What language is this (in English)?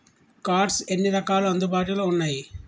Telugu